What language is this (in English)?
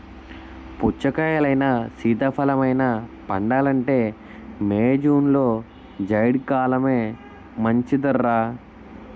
Telugu